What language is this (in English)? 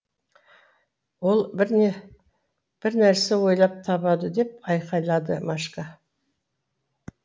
Kazakh